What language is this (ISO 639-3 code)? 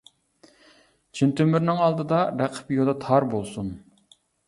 uig